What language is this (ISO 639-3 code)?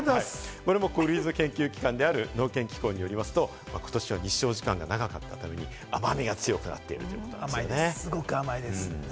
jpn